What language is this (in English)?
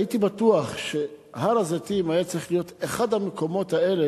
Hebrew